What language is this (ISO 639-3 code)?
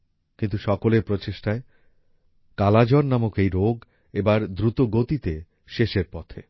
ben